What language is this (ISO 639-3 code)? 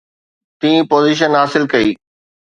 snd